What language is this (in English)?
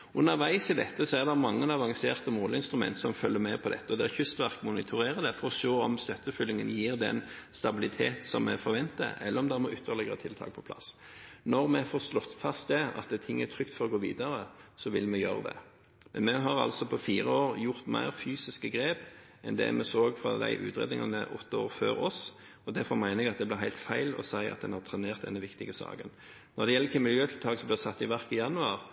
Norwegian Bokmål